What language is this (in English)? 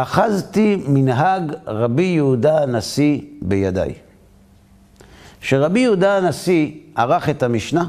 Hebrew